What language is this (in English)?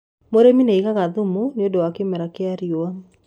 Kikuyu